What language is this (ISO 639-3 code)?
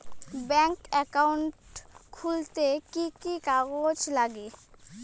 ben